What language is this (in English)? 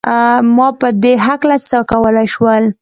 Pashto